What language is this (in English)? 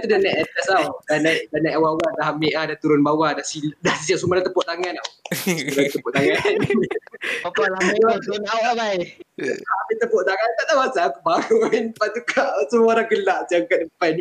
Malay